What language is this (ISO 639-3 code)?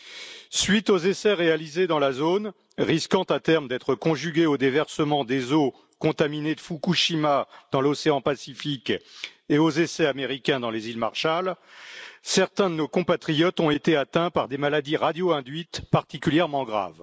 fra